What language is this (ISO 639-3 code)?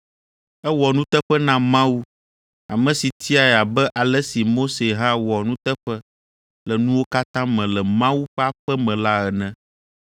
ewe